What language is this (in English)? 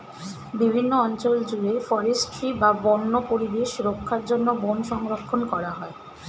Bangla